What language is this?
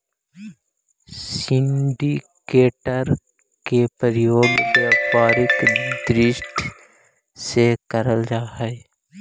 Magahi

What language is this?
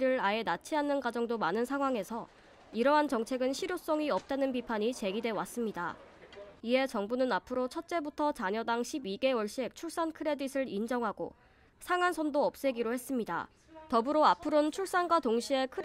Korean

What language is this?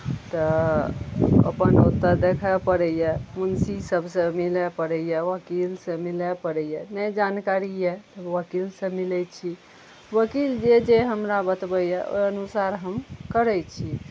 Maithili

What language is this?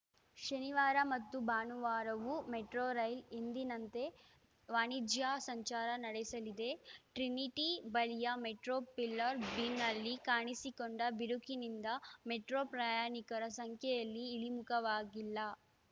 Kannada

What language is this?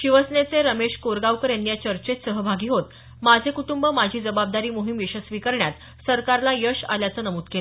Marathi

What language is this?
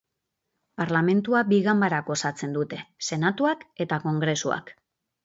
Basque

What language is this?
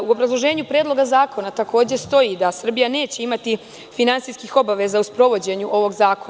Serbian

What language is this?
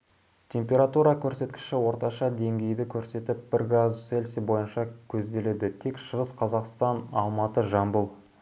Kazakh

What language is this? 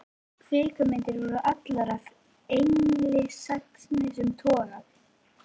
Icelandic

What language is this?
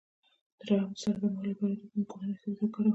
Pashto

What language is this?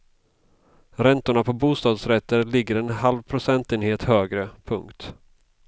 Swedish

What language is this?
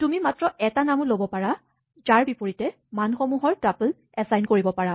Assamese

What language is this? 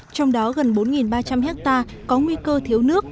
Vietnamese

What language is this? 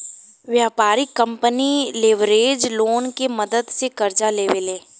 Bhojpuri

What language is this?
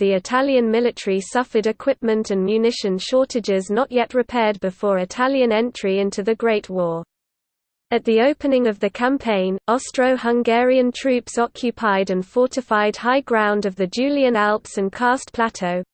English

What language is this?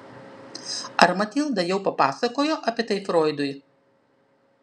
Lithuanian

